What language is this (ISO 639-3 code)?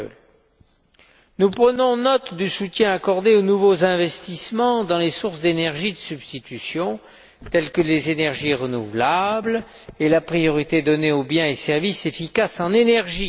fra